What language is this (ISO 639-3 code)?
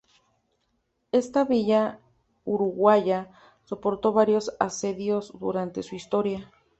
spa